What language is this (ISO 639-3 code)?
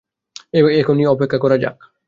ben